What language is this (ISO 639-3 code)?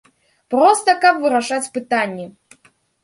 bel